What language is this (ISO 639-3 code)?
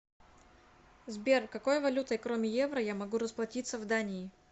rus